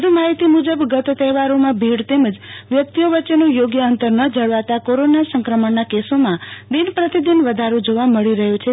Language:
Gujarati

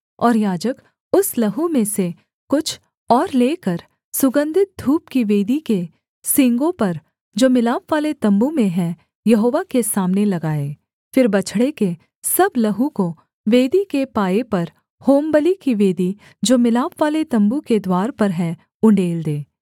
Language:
Hindi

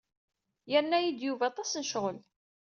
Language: Kabyle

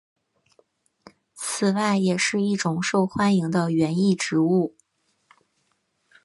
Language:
Chinese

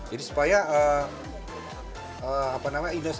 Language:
Indonesian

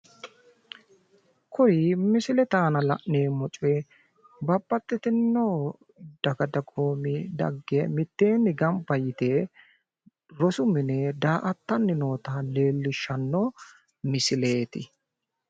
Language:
Sidamo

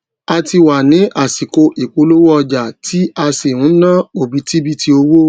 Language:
Yoruba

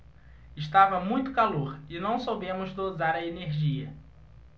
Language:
Portuguese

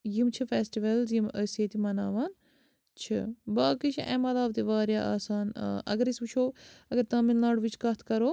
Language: Kashmiri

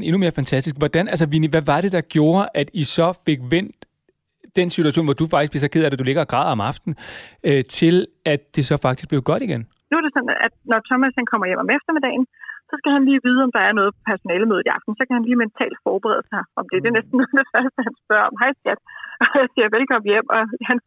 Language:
Danish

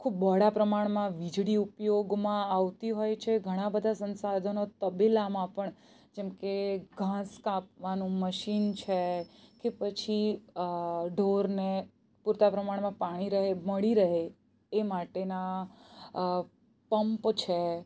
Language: Gujarati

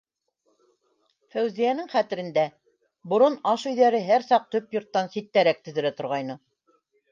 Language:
Bashkir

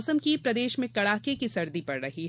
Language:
Hindi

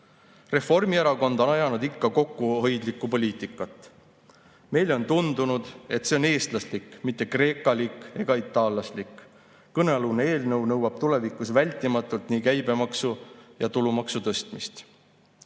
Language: Estonian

